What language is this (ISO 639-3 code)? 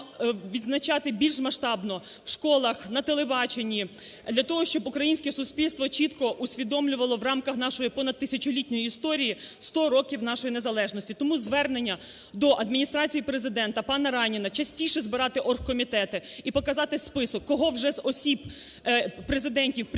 ukr